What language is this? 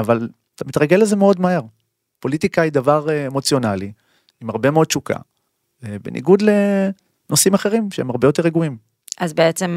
Hebrew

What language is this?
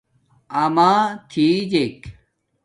Domaaki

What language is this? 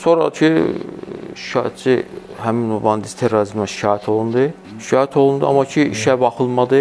Turkish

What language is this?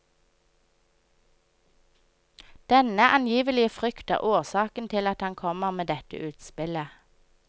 Norwegian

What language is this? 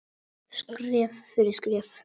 Icelandic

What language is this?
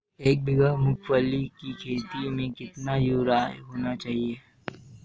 Hindi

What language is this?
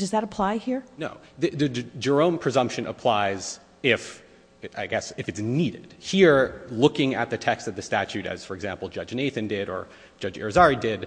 English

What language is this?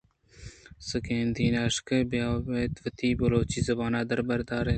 Eastern Balochi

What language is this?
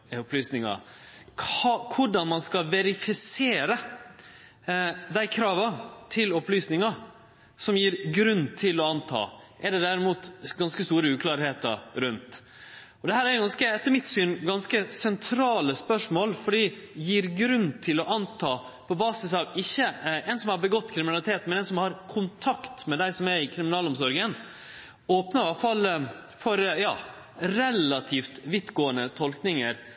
Norwegian Nynorsk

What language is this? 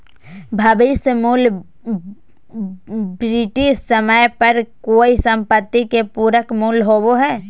Magahi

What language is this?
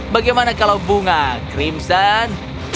Indonesian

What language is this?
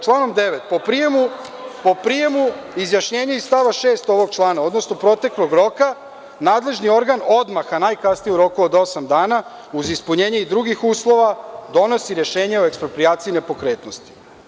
Serbian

